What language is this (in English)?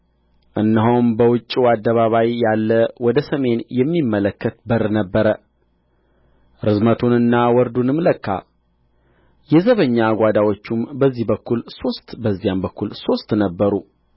Amharic